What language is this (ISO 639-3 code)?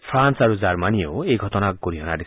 asm